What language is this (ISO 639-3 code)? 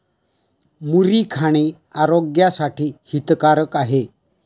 mar